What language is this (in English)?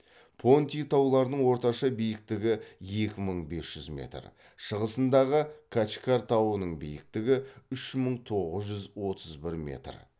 Kazakh